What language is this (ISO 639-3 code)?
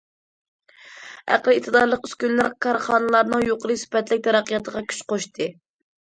uig